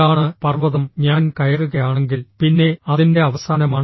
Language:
Malayalam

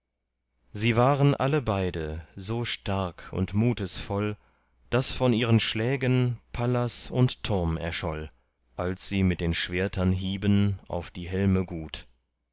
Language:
German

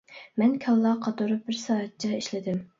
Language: Uyghur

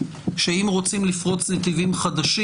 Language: Hebrew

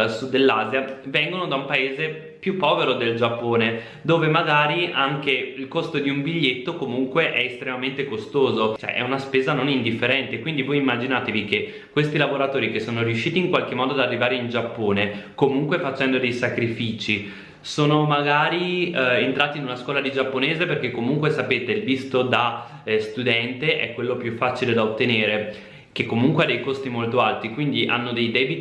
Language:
Italian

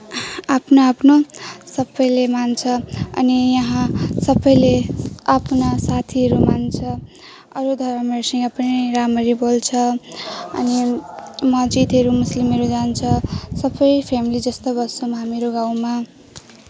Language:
Nepali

